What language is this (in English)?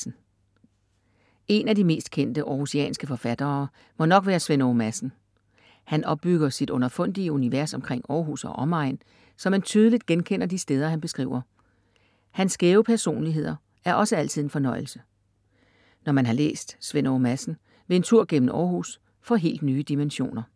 Danish